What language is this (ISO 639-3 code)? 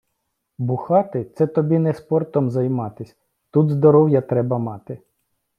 ukr